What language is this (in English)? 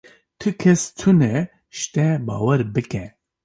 Kurdish